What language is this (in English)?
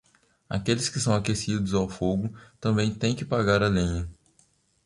Portuguese